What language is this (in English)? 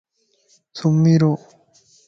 Lasi